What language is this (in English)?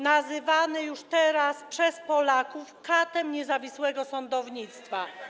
Polish